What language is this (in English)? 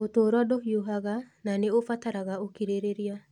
Kikuyu